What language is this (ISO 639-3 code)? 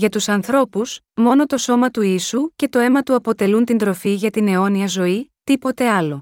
ell